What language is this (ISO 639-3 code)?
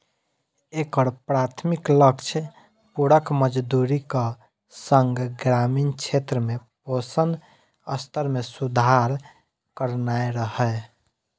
mai